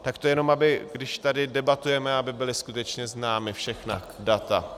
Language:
Czech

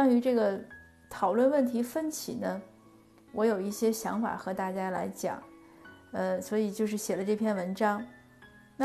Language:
Chinese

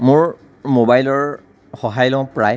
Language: Assamese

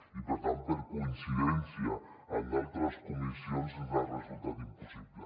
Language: Catalan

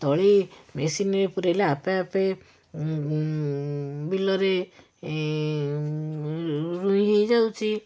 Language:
Odia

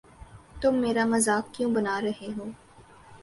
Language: Urdu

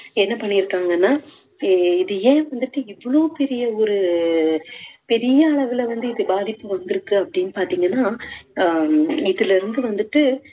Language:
Tamil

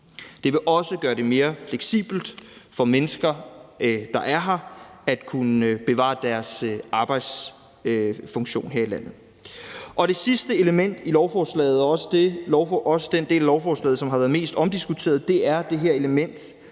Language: Danish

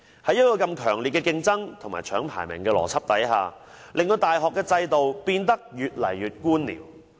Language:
Cantonese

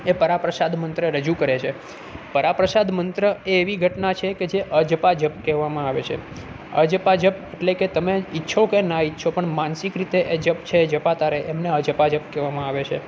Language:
Gujarati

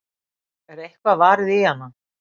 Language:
Icelandic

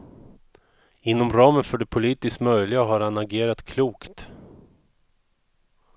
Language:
Swedish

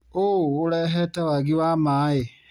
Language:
Kikuyu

